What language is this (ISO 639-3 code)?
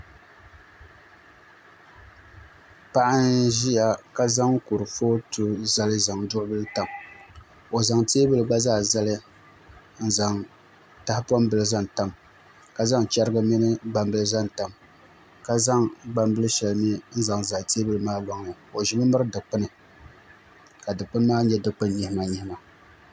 dag